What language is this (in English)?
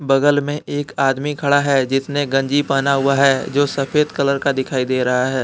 Hindi